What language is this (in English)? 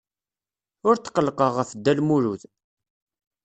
Kabyle